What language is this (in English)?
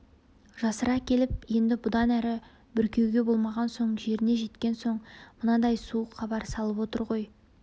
Kazakh